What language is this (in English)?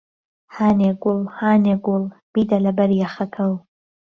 Central Kurdish